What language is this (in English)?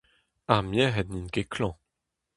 Breton